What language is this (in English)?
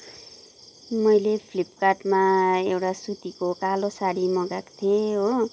Nepali